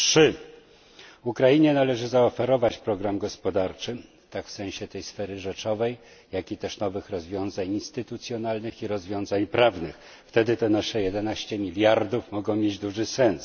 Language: Polish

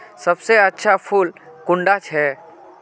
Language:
Magahi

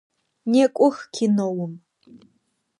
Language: Adyghe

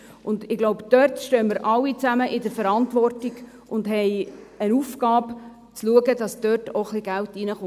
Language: Swiss German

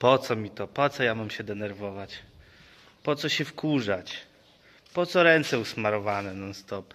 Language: Polish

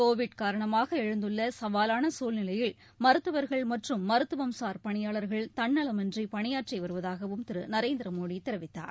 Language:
Tamil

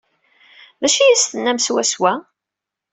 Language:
Kabyle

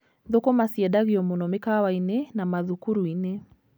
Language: Kikuyu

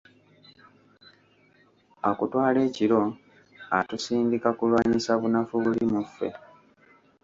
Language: Ganda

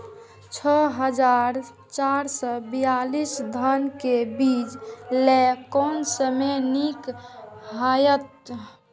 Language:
Maithili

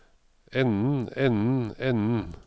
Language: Norwegian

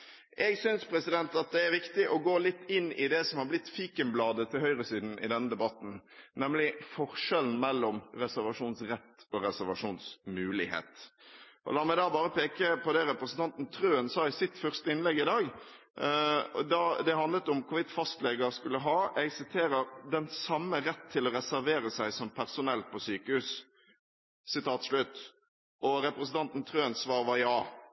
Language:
Norwegian Bokmål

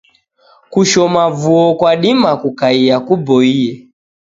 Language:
Taita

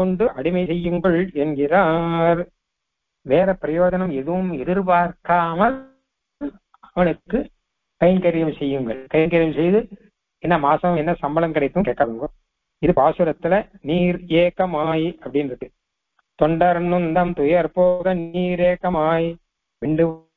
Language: Arabic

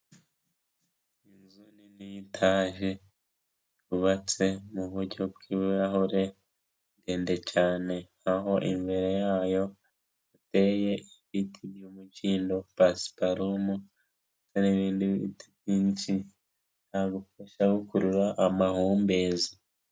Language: Kinyarwanda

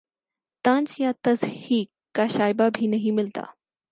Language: Urdu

